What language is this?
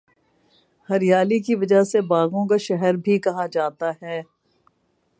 Urdu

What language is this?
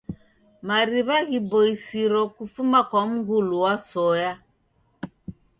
Taita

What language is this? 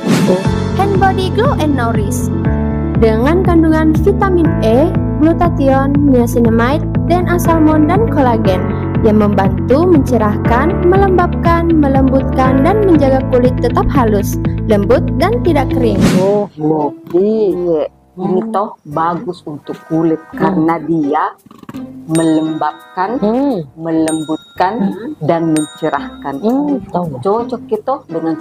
Indonesian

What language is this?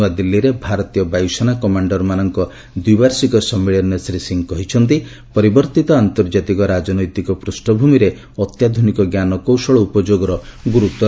Odia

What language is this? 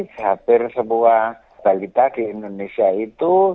Indonesian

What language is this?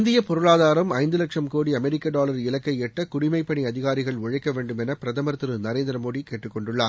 Tamil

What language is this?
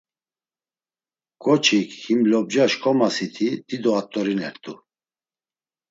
Laz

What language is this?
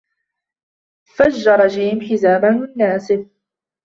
Arabic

